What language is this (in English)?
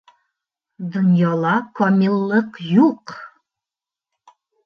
Bashkir